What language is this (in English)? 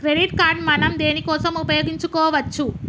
Telugu